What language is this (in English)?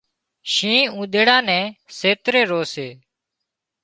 Wadiyara Koli